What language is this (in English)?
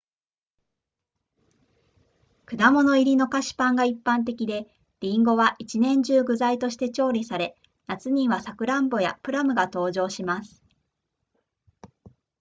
Japanese